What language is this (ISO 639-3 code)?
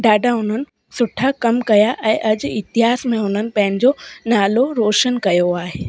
snd